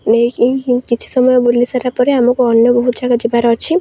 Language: Odia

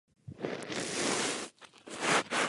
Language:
Czech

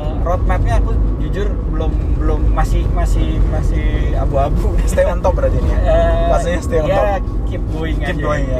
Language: Indonesian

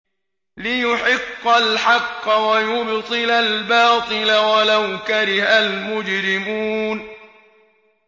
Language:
Arabic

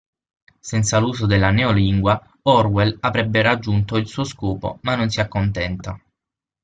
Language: Italian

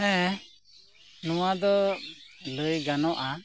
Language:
Santali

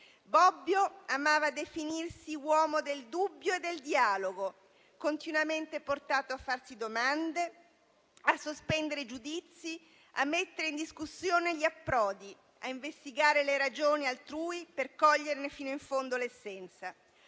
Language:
Italian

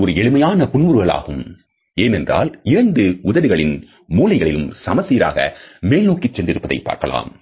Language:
Tamil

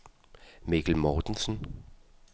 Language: Danish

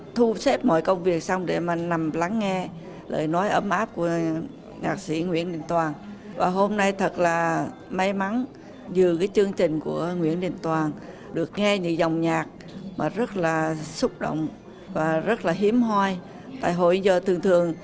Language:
Vietnamese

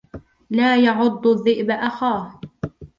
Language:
Arabic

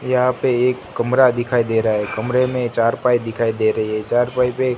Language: Hindi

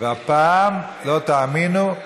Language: Hebrew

